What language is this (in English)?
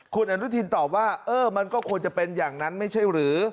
Thai